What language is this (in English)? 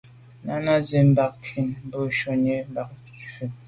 Medumba